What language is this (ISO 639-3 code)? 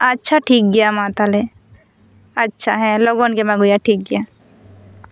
sat